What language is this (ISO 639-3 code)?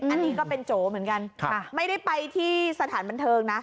tha